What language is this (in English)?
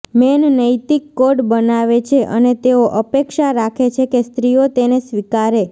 Gujarati